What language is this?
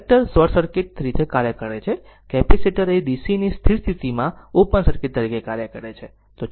Gujarati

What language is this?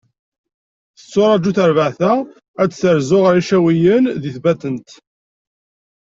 Kabyle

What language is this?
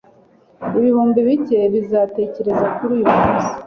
Kinyarwanda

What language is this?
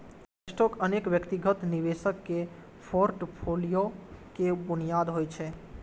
Maithili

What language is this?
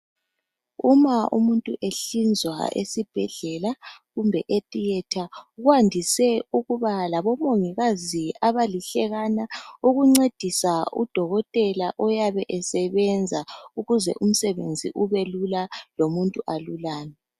North Ndebele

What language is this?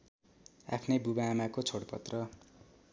Nepali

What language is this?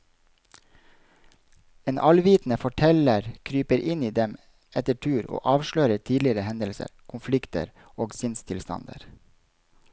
Norwegian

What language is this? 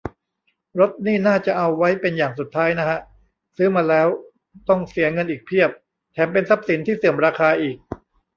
Thai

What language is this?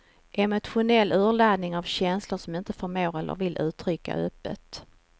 Swedish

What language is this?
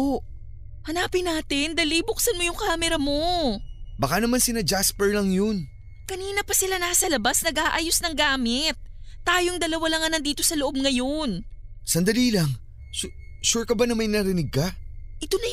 Filipino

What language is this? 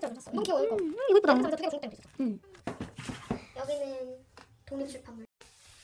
Korean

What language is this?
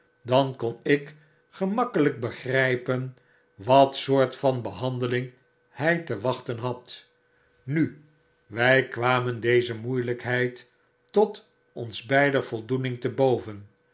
Dutch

